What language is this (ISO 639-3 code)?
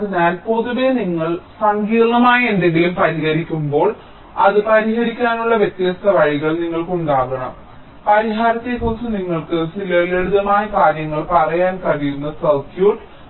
mal